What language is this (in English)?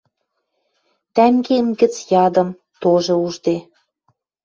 Western Mari